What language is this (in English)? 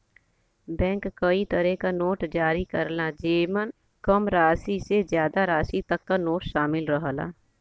Bhojpuri